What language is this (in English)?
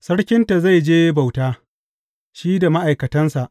Hausa